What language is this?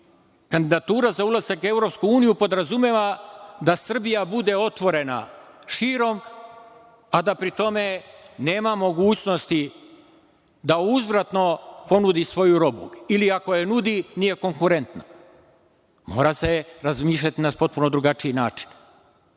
Serbian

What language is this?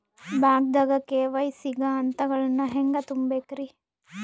Kannada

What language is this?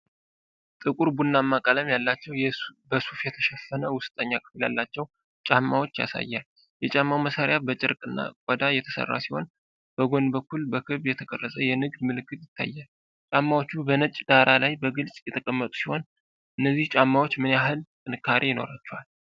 Amharic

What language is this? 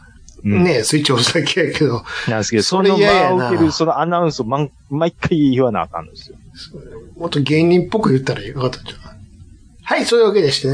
Japanese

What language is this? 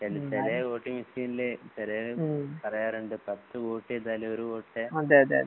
Malayalam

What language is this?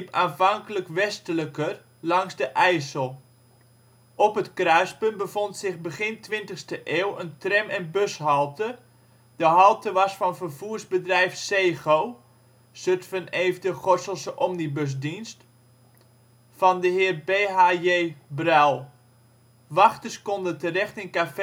Dutch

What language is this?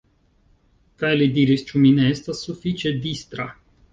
Esperanto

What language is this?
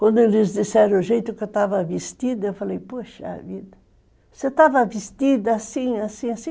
Portuguese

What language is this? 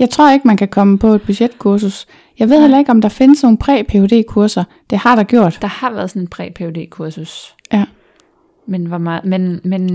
Danish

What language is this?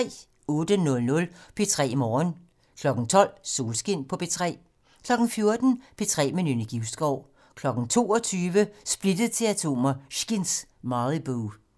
Danish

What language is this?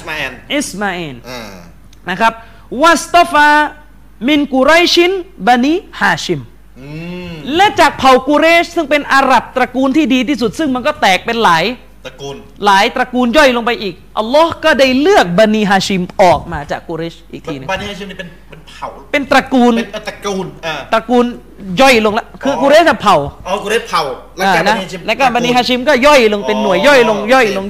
Thai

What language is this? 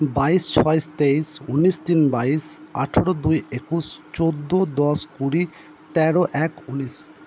Bangla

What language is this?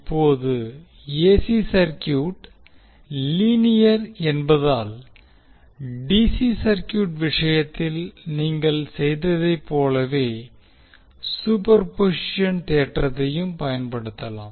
Tamil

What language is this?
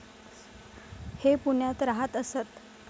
Marathi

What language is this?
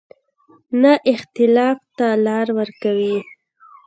Pashto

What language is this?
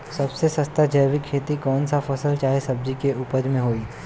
Bhojpuri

